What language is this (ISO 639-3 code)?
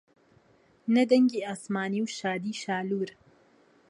ckb